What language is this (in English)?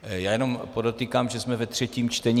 Czech